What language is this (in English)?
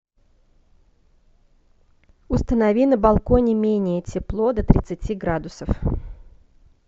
Russian